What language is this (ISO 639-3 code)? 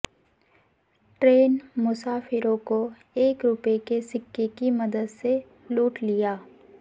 urd